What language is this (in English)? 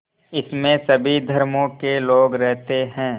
Hindi